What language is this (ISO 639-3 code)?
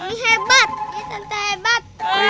ind